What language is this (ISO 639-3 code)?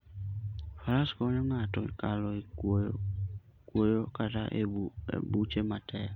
luo